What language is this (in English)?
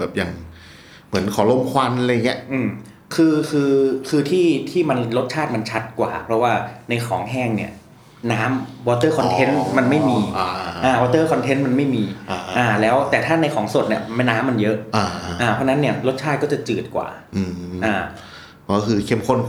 Thai